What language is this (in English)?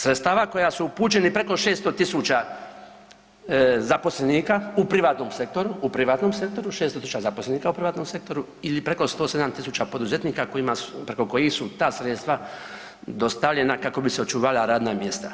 Croatian